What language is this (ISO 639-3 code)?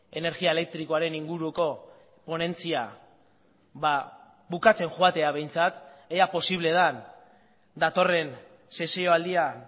eus